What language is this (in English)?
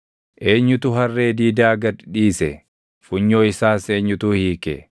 Oromo